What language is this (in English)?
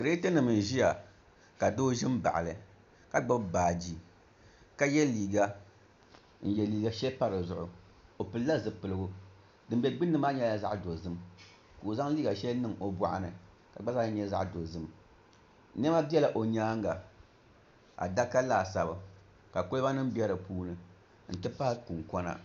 Dagbani